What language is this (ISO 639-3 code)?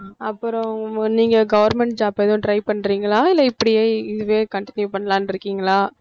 tam